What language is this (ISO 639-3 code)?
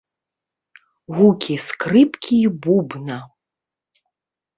bel